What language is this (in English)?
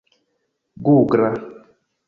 Esperanto